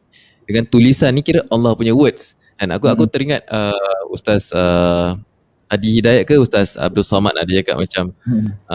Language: Malay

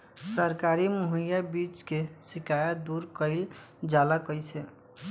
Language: Bhojpuri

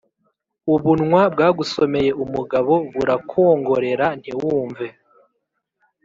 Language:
Kinyarwanda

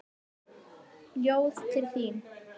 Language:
Icelandic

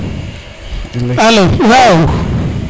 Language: Serer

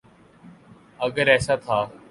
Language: Urdu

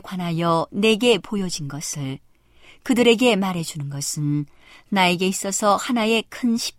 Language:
Korean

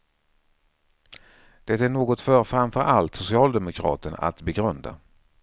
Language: Swedish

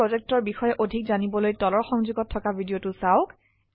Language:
Assamese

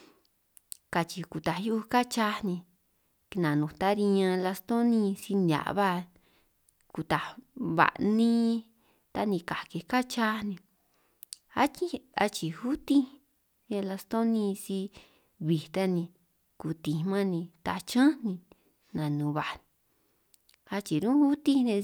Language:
San Martín Itunyoso Triqui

